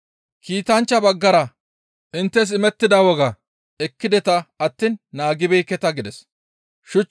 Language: Gamo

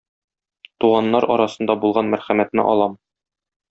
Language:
Tatar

